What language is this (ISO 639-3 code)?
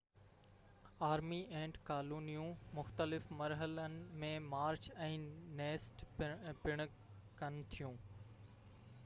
snd